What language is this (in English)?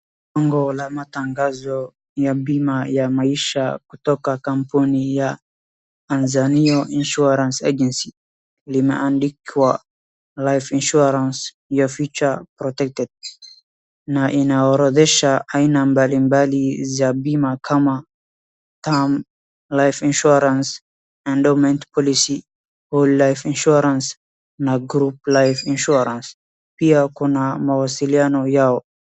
Swahili